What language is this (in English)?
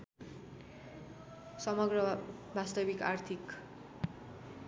Nepali